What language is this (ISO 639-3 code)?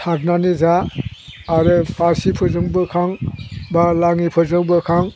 brx